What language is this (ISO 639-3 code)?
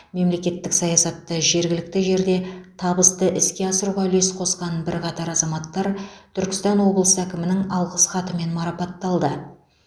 kaz